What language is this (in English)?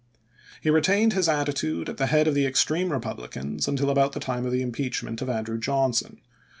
English